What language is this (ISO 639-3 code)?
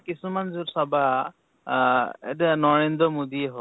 asm